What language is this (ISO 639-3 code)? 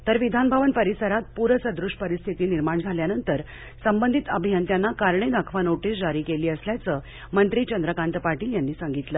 mar